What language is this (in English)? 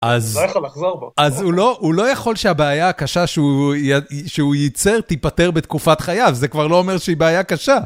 Hebrew